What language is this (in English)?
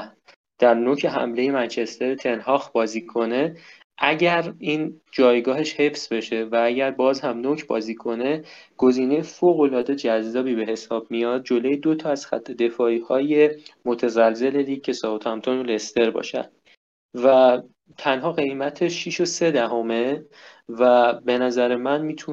Persian